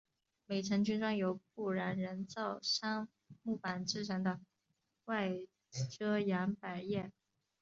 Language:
Chinese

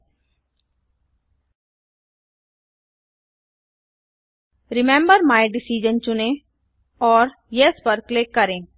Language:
Hindi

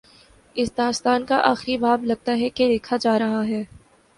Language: Urdu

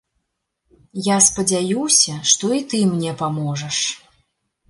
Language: Belarusian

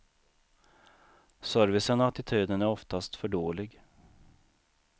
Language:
Swedish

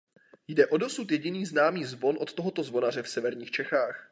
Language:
Czech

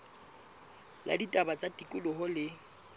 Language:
Southern Sotho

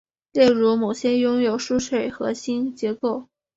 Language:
Chinese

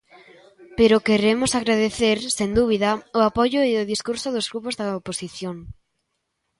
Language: Galician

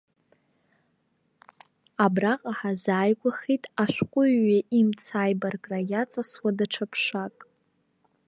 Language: Abkhazian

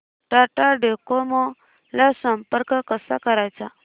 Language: Marathi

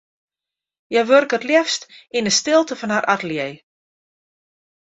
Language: Western Frisian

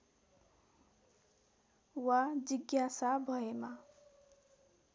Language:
Nepali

